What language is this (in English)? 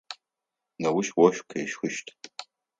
Adyghe